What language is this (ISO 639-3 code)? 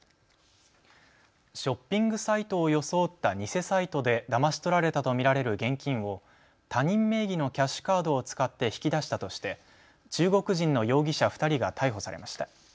jpn